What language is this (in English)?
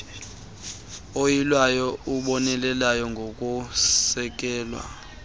Xhosa